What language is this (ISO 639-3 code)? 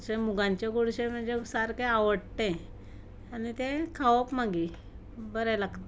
kok